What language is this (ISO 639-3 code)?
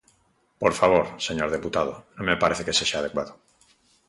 glg